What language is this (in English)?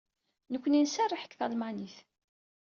Kabyle